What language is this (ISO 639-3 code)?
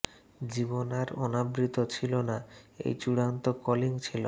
ben